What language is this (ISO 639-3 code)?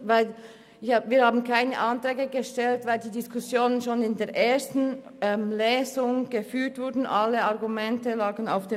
gsw